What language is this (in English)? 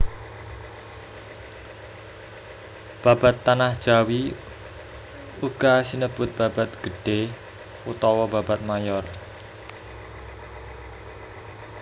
Javanese